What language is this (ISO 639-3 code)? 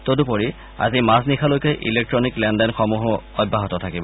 asm